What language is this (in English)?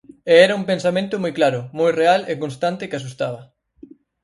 Galician